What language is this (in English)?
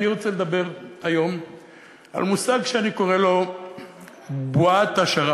Hebrew